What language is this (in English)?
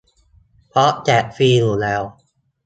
Thai